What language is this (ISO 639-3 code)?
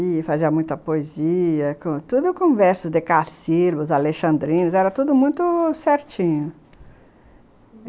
por